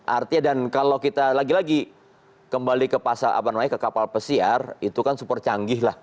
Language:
Indonesian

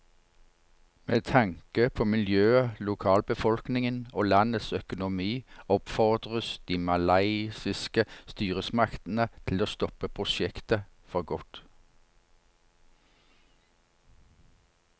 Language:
Norwegian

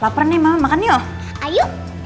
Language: Indonesian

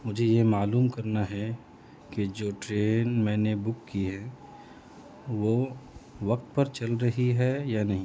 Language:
Urdu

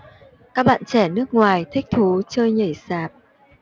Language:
Vietnamese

